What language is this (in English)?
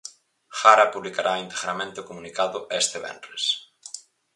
Galician